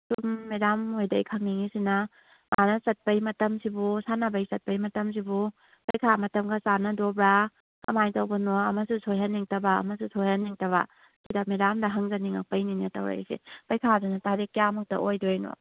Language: Manipuri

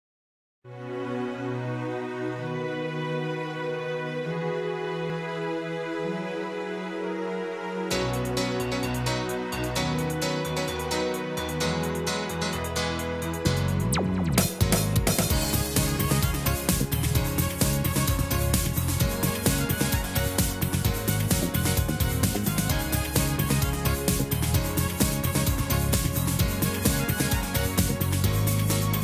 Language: Korean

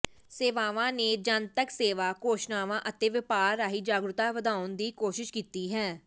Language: Punjabi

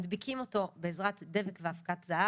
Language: Hebrew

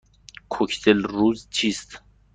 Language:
Persian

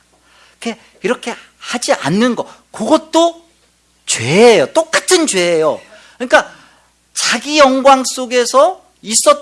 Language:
Korean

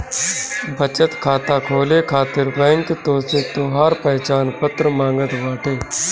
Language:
Bhojpuri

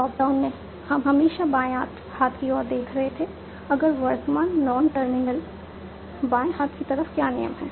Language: Hindi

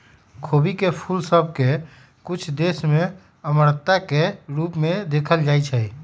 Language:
Magahi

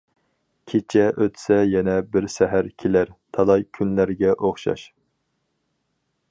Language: Uyghur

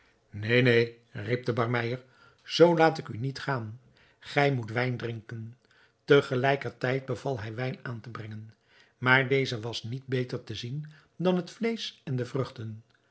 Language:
Dutch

